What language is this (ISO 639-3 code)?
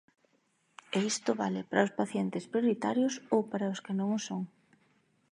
glg